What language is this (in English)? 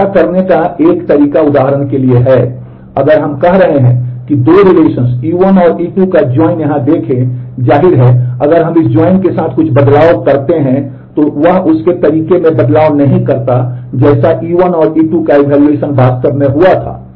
Hindi